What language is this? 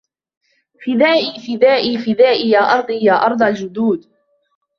Arabic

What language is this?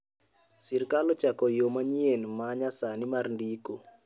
Luo (Kenya and Tanzania)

